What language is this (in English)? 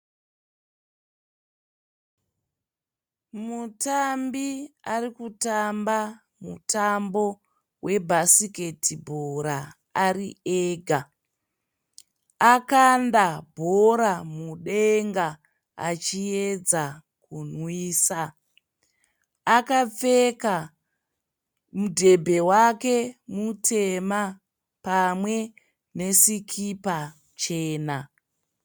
Shona